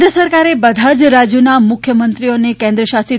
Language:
Gujarati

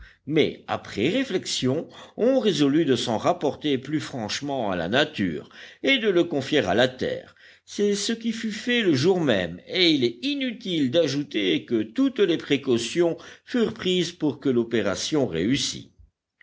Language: French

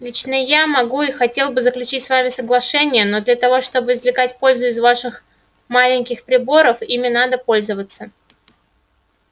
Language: Russian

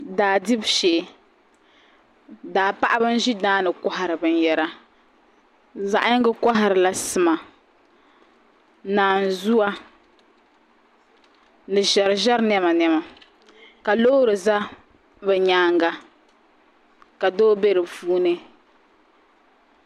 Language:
Dagbani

